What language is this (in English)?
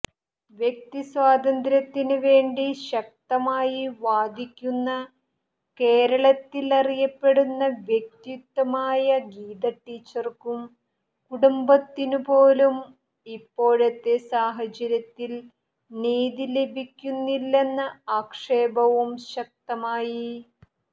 Malayalam